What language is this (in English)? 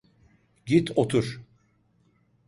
Turkish